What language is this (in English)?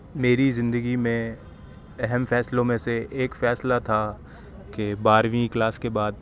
Urdu